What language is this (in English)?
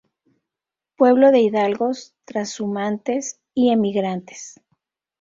Spanish